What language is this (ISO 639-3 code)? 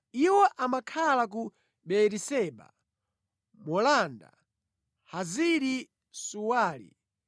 nya